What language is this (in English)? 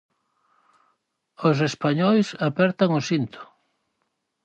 Galician